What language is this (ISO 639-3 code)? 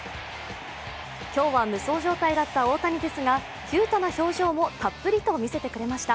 jpn